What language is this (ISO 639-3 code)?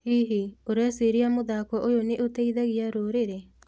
kik